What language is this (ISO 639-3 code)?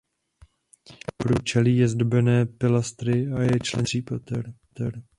ces